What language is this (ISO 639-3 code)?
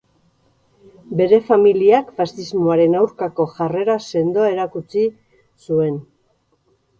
eus